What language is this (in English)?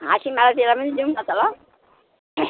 Nepali